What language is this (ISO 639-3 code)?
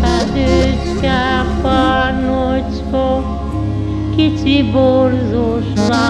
hun